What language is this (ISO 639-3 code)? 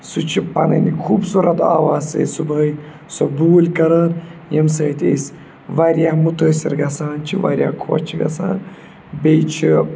kas